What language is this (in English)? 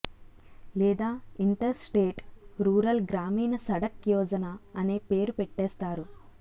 Telugu